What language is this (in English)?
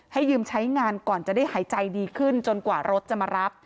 Thai